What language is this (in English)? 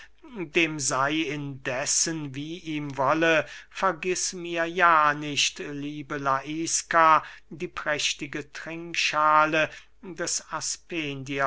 German